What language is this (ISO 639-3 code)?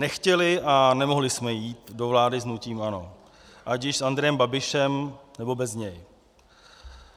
ces